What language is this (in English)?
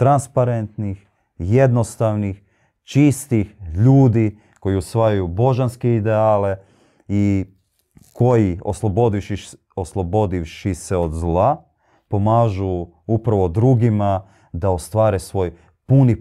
Croatian